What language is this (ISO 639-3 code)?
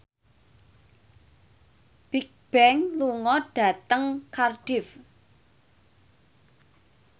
jav